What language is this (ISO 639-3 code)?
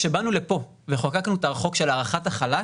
heb